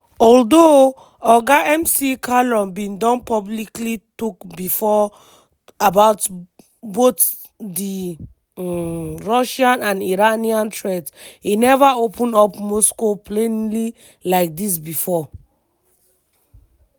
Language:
Nigerian Pidgin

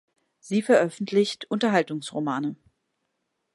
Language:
German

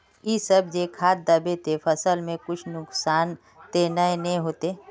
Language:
Magahi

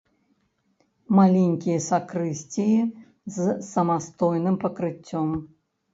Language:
Belarusian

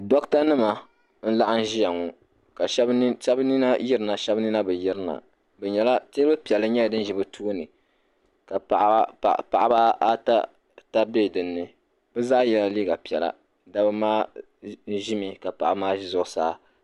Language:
Dagbani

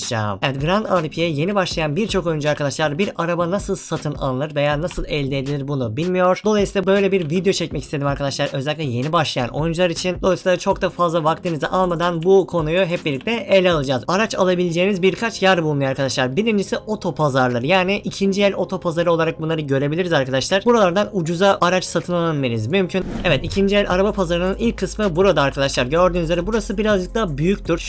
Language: Turkish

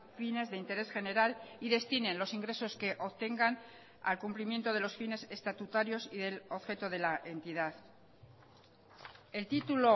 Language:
Spanish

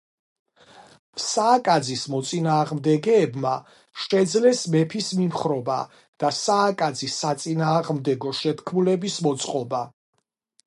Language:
Georgian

